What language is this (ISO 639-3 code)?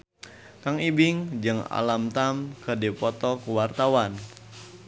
sun